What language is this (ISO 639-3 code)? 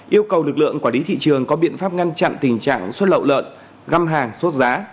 vie